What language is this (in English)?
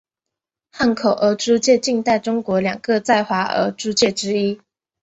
Chinese